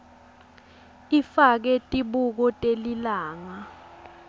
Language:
Swati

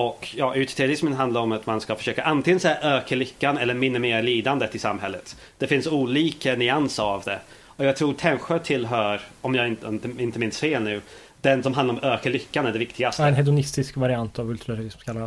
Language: Swedish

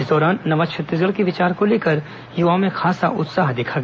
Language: Hindi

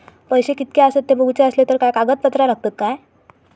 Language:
Marathi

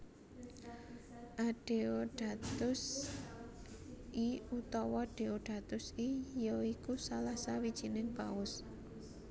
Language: Javanese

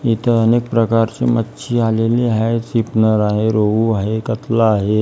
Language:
Marathi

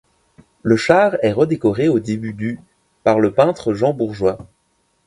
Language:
French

